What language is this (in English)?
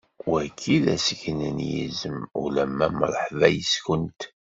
Kabyle